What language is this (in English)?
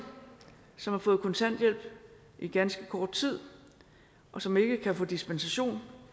Danish